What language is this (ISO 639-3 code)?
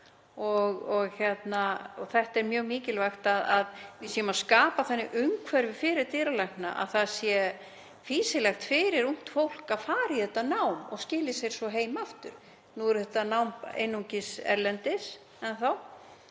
isl